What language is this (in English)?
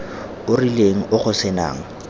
Tswana